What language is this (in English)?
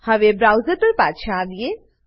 Gujarati